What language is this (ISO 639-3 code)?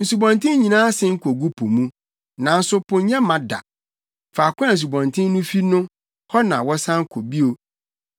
aka